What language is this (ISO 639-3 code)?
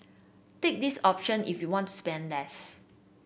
eng